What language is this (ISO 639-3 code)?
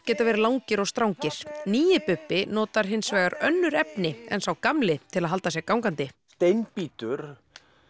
isl